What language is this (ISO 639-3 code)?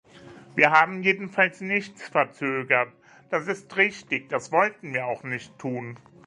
deu